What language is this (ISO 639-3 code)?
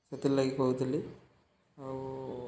ori